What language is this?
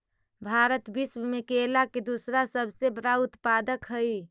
Magahi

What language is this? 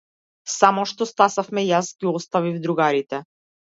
Macedonian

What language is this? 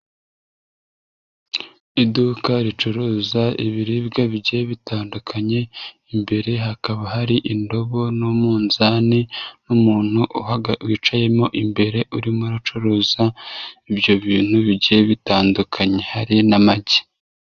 Kinyarwanda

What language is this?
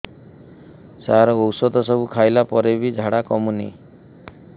Odia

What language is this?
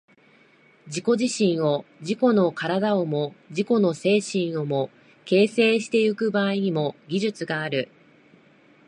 Japanese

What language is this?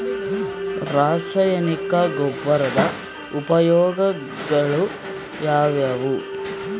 Kannada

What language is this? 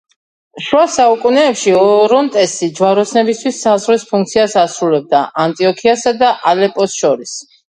Georgian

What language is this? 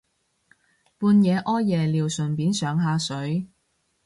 Cantonese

